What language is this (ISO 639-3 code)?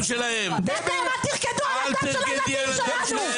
heb